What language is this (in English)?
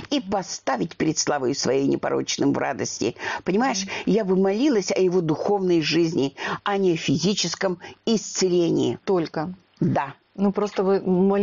Russian